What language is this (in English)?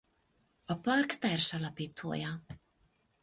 Hungarian